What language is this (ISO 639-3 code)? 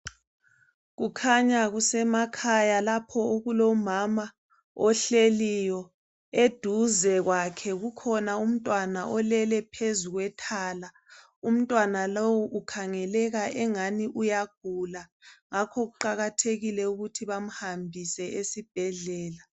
nde